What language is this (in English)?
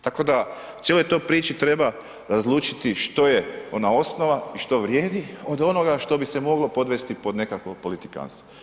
Croatian